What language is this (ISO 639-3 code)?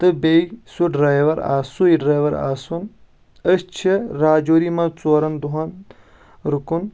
kas